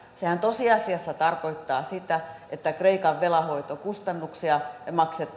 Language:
Finnish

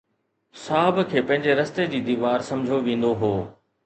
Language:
Sindhi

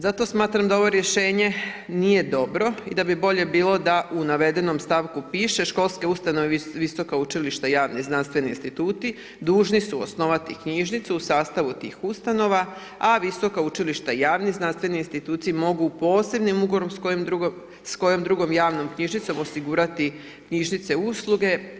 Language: Croatian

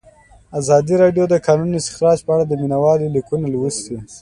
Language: Pashto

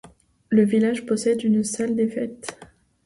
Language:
French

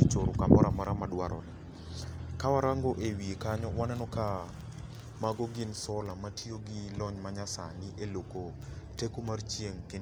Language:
Luo (Kenya and Tanzania)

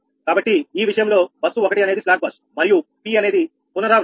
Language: Telugu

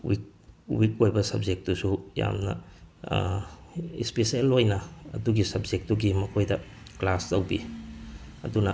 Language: Manipuri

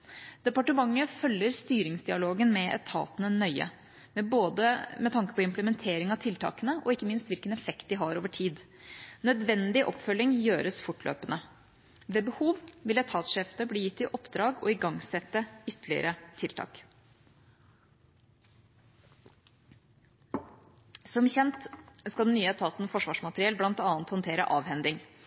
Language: Norwegian Bokmål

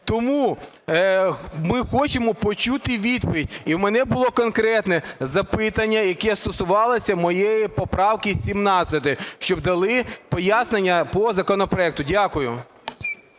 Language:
Ukrainian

